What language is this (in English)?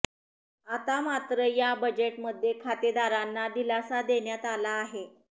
Marathi